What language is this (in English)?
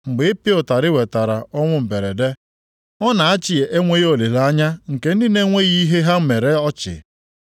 Igbo